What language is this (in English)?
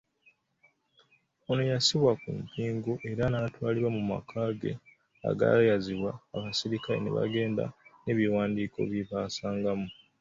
Ganda